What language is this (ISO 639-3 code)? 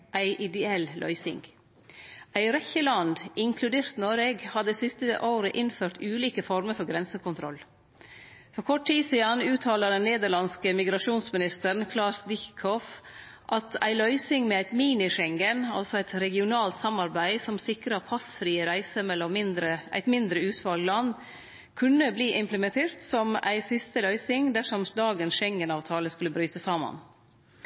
nno